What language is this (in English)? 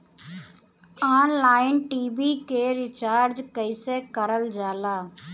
Bhojpuri